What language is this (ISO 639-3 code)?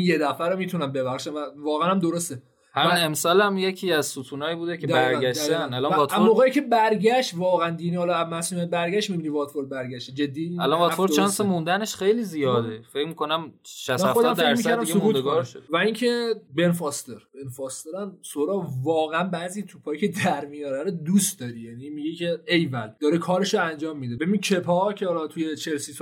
fas